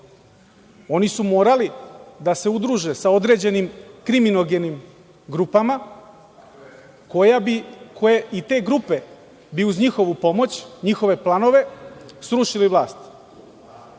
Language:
Serbian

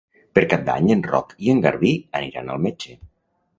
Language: Catalan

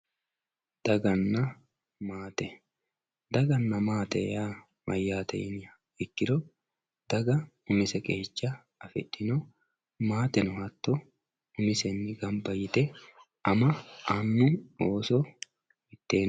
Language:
Sidamo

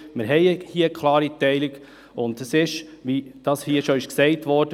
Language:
Swiss German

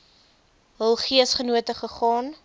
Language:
Afrikaans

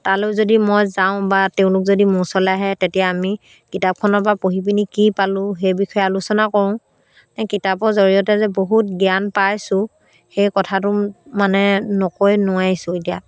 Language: Assamese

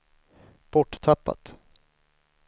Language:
Swedish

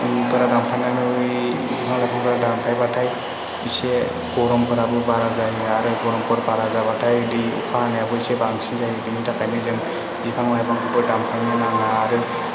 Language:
Bodo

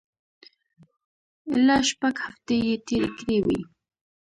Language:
Pashto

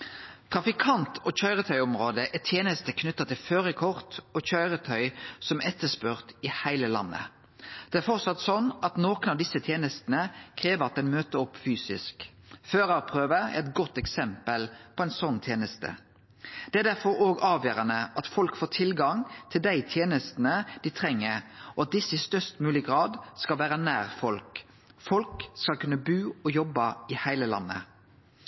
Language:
Norwegian Nynorsk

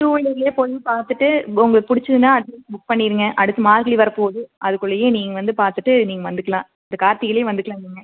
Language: Tamil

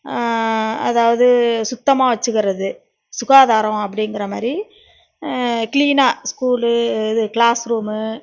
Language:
Tamil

